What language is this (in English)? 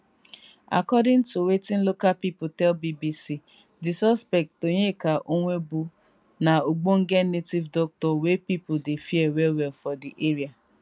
Nigerian Pidgin